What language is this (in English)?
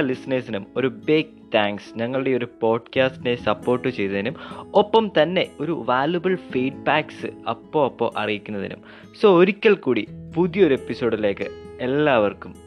Malayalam